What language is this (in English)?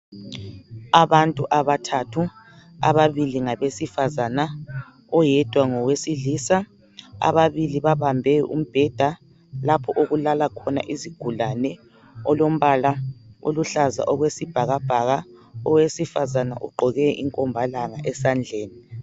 North Ndebele